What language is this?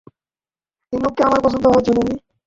Bangla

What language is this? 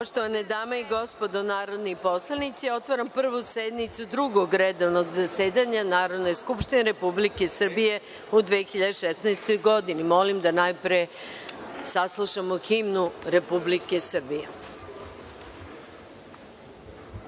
Serbian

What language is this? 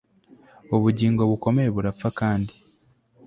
Kinyarwanda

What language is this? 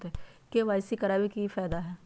Magahi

